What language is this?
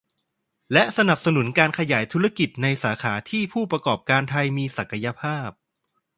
Thai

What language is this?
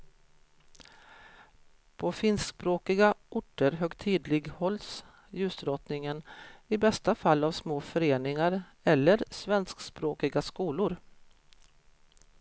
Swedish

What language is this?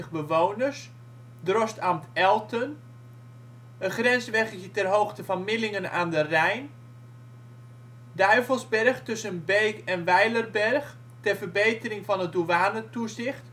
Dutch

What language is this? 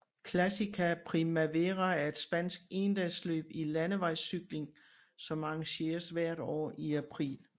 Danish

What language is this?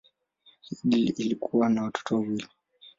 Swahili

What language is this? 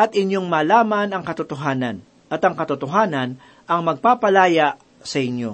Filipino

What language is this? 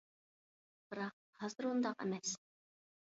Uyghur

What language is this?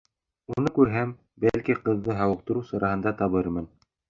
Bashkir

